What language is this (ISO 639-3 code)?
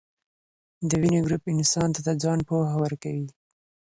pus